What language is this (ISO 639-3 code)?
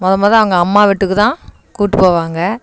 tam